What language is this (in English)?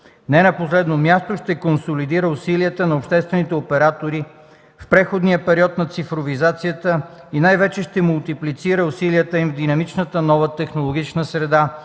Bulgarian